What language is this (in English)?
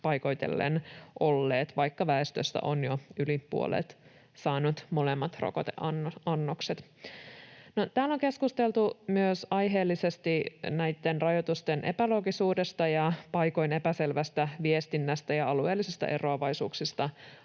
Finnish